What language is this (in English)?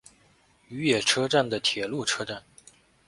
Chinese